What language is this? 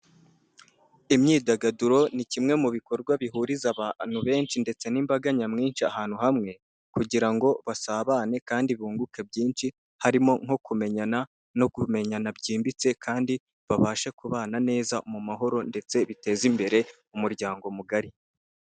Kinyarwanda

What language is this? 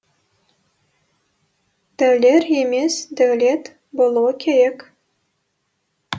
Kazakh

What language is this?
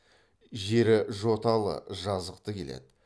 Kazakh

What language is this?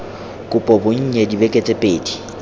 Tswana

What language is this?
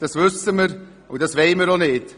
Swiss German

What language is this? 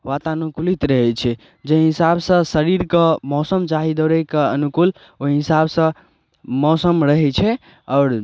Maithili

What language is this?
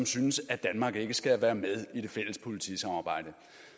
Danish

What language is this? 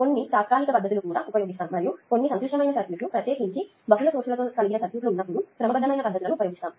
Telugu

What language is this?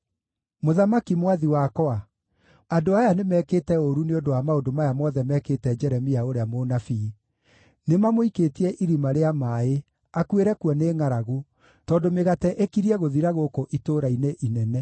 Kikuyu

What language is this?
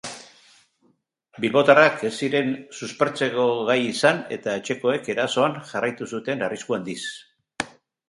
Basque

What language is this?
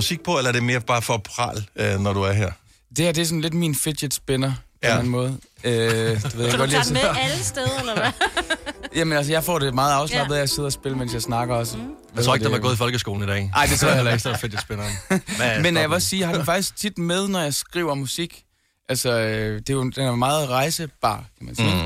Danish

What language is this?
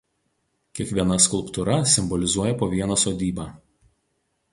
Lithuanian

